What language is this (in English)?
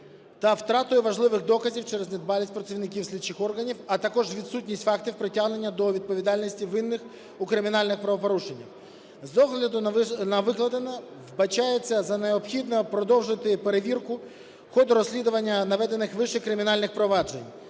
Ukrainian